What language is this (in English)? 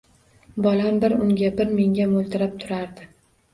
Uzbek